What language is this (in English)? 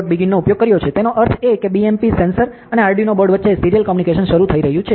Gujarati